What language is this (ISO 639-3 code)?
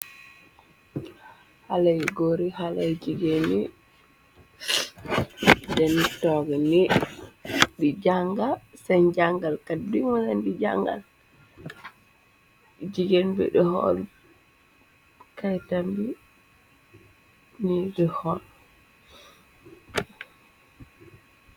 wol